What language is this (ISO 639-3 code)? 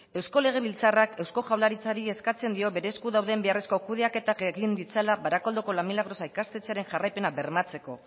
eus